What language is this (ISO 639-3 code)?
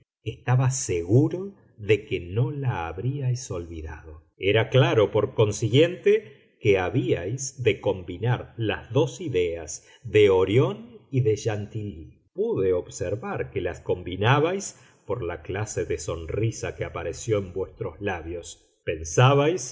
spa